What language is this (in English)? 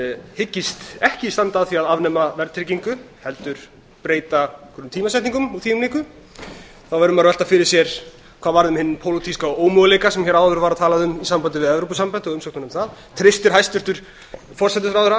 Icelandic